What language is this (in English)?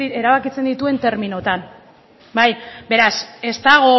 Basque